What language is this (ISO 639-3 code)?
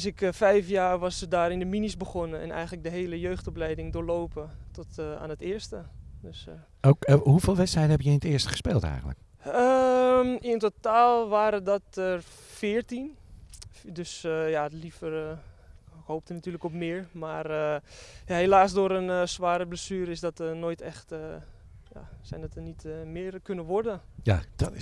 nld